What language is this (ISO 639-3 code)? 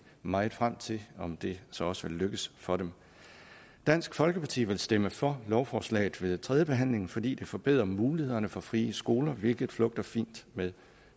dan